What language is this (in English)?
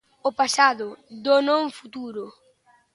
Galician